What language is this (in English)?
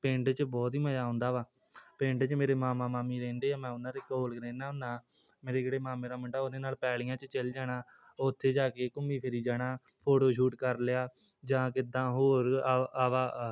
Punjabi